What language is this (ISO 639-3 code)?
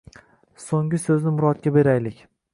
uzb